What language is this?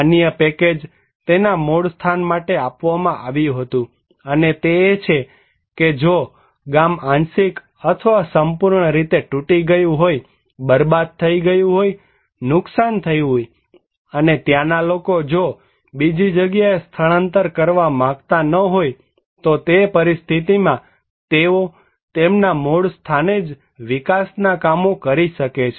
Gujarati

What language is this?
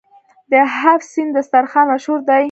Pashto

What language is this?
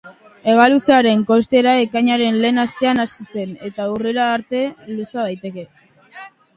Basque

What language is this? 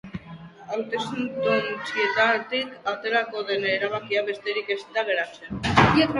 Basque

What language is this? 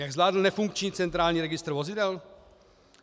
Czech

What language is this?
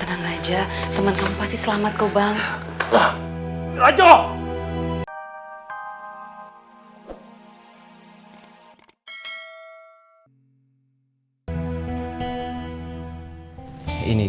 Indonesian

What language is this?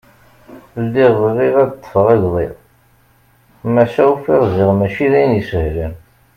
Kabyle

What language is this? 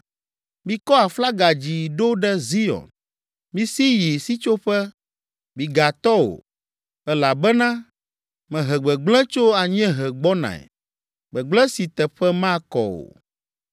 Ewe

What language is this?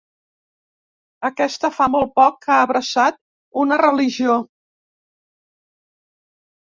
Catalan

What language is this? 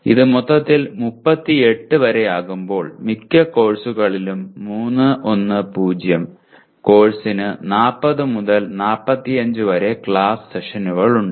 Malayalam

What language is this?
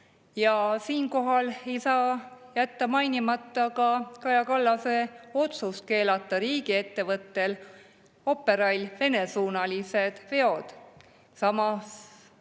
Estonian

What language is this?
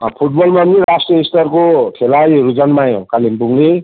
Nepali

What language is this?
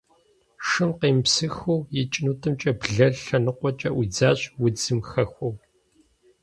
Kabardian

